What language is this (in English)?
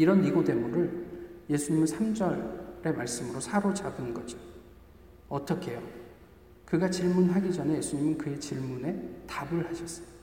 Korean